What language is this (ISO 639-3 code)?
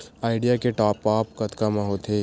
hne